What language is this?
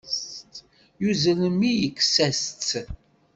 Kabyle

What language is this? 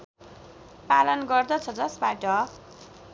Nepali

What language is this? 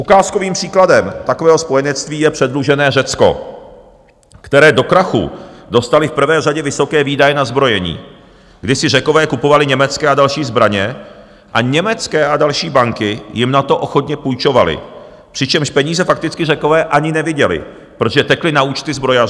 Czech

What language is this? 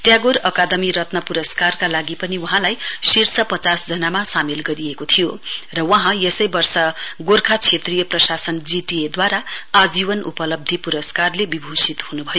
Nepali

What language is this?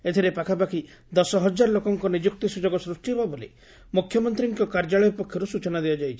Odia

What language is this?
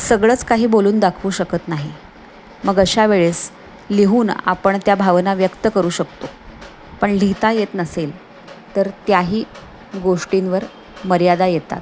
Marathi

